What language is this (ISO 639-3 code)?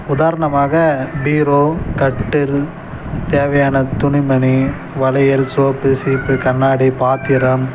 tam